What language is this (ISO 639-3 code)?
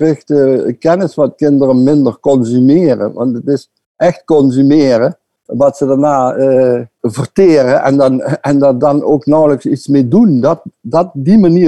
nld